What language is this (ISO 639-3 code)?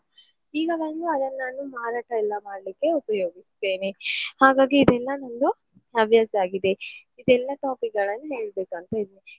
kan